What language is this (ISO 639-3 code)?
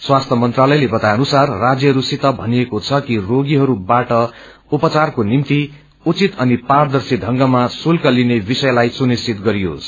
nep